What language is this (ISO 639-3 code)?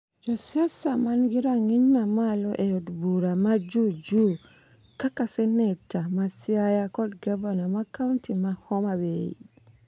luo